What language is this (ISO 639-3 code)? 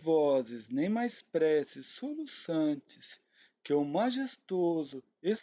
por